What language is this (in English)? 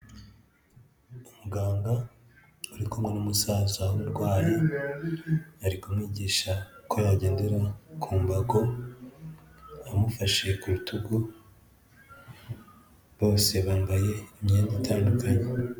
Kinyarwanda